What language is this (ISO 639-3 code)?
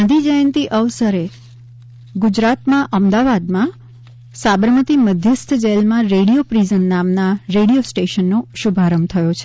guj